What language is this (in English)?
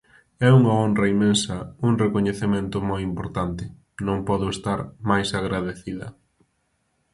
Galician